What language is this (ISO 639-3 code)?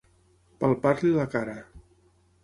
cat